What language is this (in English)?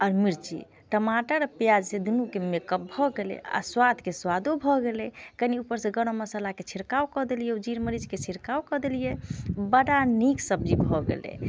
Maithili